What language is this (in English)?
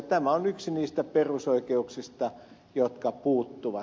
Finnish